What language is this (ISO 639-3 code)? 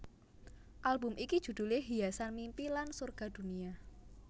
jav